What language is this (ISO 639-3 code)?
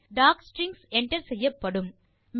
tam